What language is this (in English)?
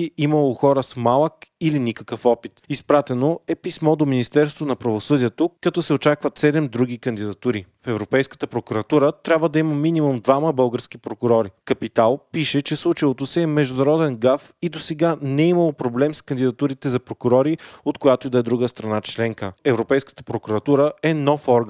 Bulgarian